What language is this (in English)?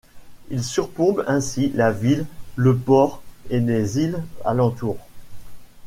French